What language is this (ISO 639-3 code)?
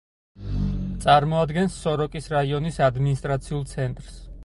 kat